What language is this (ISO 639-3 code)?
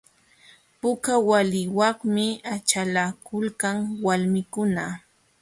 qxw